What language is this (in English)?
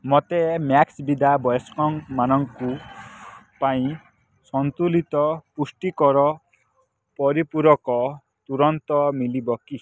Odia